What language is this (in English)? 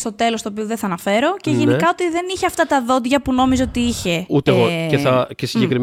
Greek